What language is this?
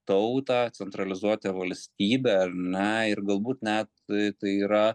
Lithuanian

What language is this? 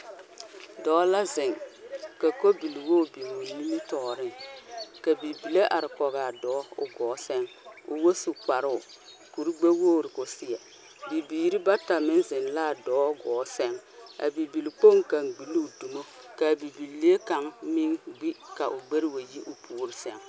Southern Dagaare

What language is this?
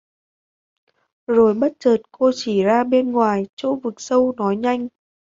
Vietnamese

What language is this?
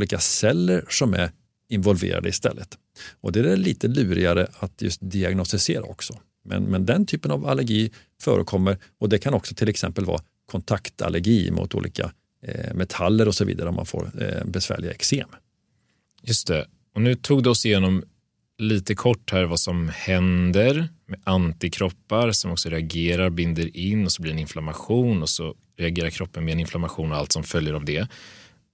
Swedish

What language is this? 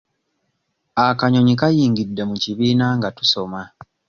Ganda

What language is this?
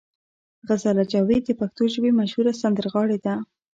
Pashto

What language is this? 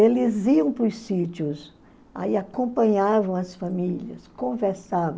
Portuguese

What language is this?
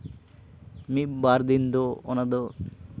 Santali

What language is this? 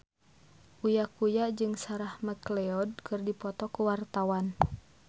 Sundanese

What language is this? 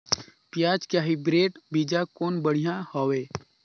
Chhattisgarhi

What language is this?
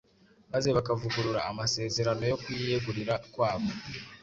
Kinyarwanda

